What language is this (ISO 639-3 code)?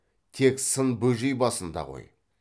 kaz